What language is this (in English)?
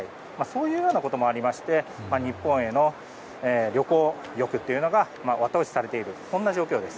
Japanese